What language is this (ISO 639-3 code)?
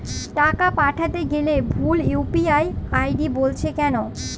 ben